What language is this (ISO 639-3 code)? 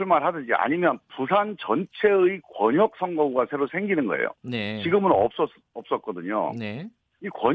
kor